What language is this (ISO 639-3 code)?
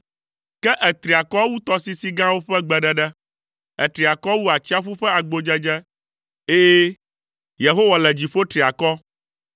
ewe